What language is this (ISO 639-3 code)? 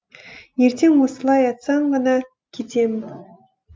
kaz